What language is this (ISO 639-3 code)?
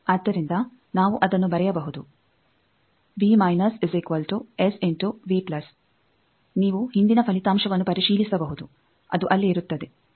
kan